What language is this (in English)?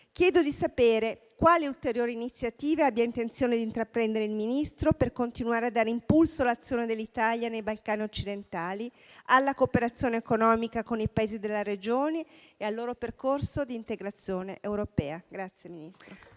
Italian